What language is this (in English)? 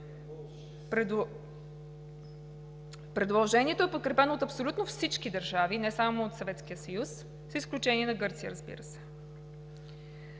Bulgarian